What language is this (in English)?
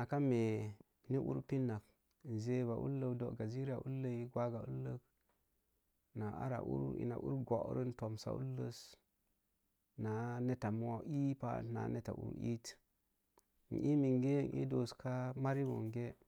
Mom Jango